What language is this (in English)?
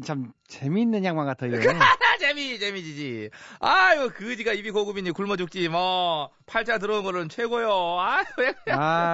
Korean